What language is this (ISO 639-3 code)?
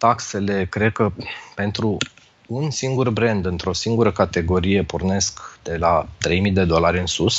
ron